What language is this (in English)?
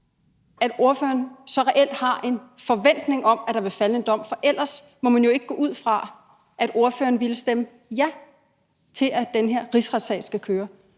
Danish